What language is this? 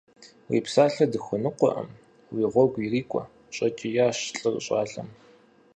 Kabardian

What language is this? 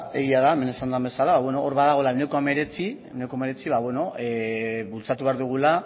Basque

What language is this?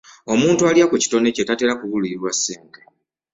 Ganda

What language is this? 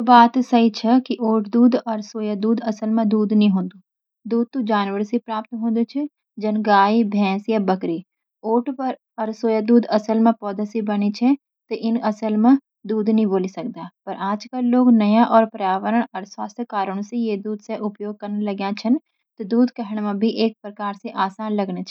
Garhwali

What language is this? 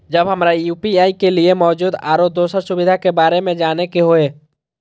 Maithili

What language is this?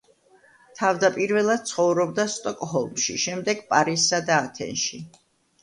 Georgian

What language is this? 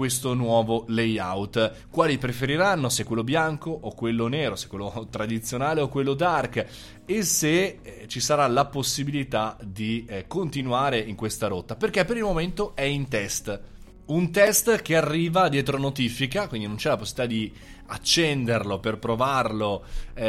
Italian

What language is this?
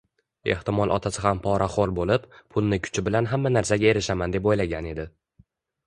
Uzbek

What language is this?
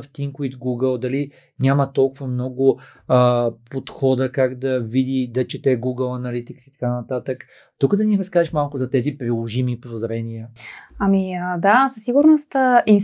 Bulgarian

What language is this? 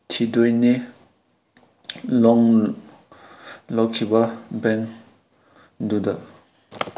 Manipuri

